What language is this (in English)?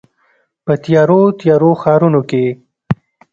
Pashto